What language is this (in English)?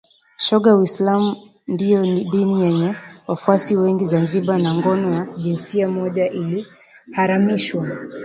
Swahili